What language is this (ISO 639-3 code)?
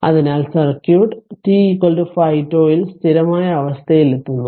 mal